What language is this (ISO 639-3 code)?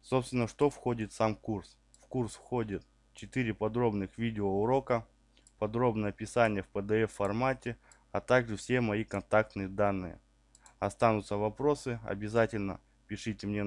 rus